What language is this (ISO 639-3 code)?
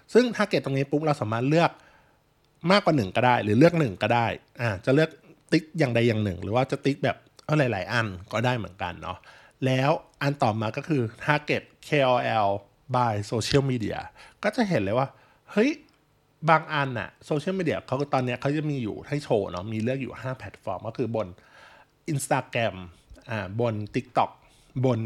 tha